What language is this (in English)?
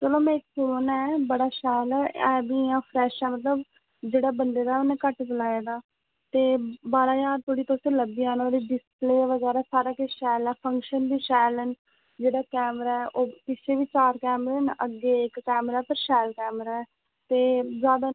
Dogri